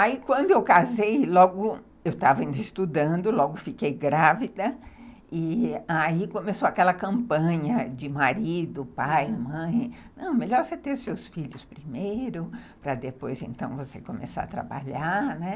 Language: Portuguese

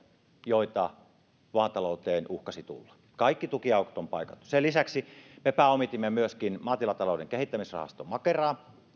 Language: Finnish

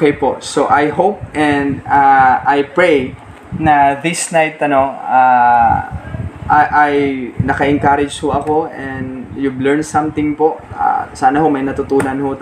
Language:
Filipino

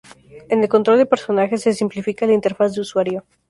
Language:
Spanish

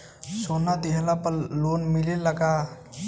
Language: Bhojpuri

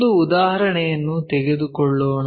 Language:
Kannada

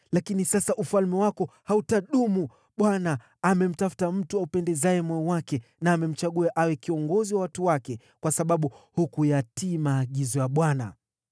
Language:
Swahili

